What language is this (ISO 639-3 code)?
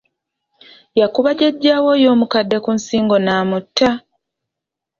lug